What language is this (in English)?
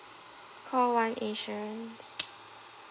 English